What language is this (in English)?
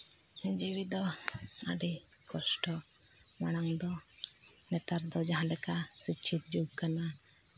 Santali